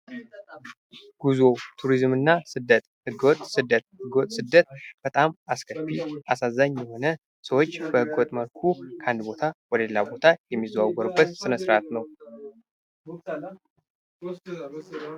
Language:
Amharic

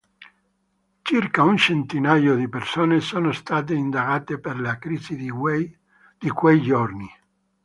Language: Italian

